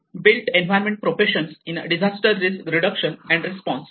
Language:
Marathi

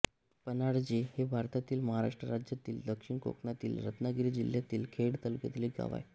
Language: Marathi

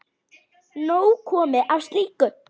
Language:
Icelandic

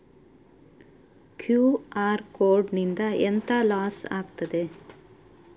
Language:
Kannada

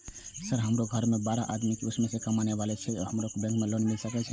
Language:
Maithili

